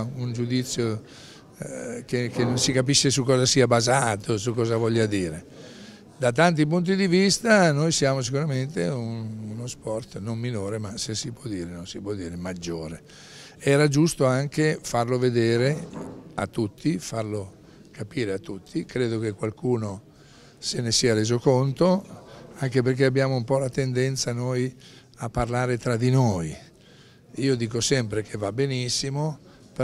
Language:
Italian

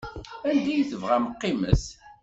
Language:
Kabyle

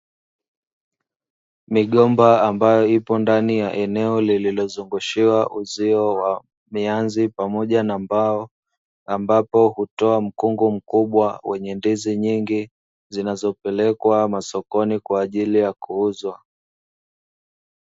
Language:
Swahili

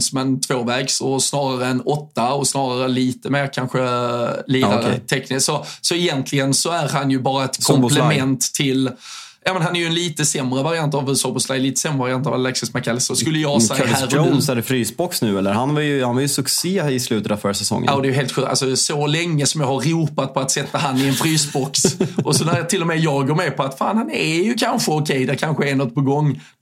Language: Swedish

